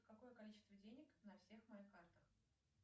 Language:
Russian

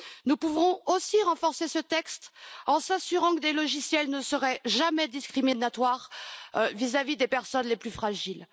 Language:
French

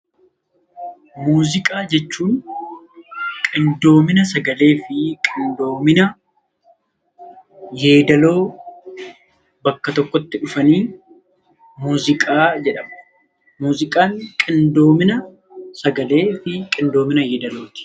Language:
Oromo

